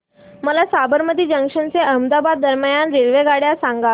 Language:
Marathi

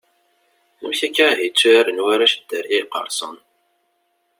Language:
Kabyle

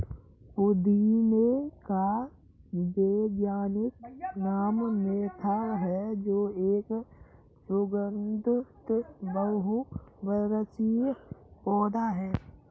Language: Hindi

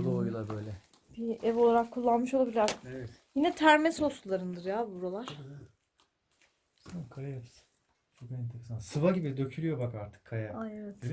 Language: Turkish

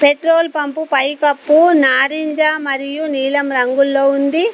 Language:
Telugu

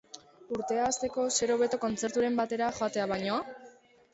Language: Basque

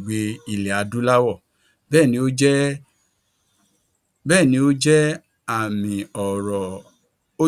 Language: Yoruba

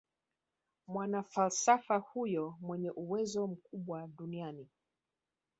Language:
Swahili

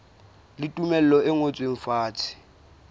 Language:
Southern Sotho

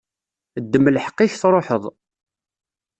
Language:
Kabyle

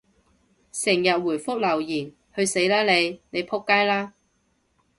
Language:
Cantonese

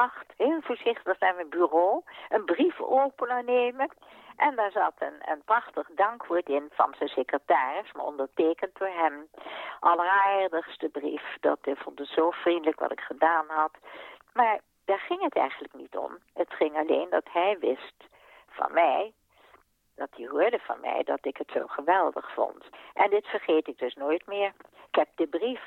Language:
Dutch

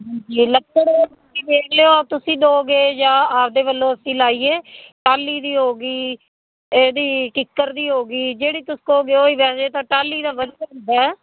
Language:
Punjabi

